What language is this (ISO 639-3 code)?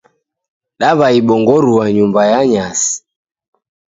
dav